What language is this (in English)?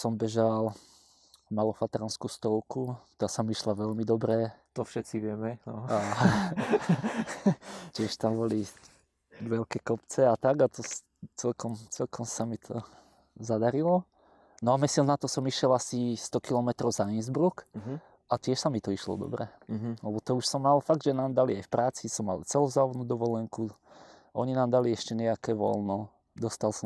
Slovak